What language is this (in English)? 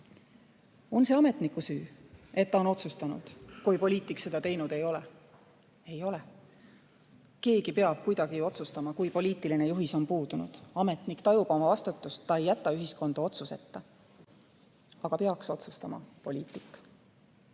Estonian